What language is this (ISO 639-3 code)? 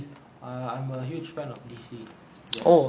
eng